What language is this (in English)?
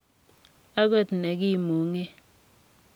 Kalenjin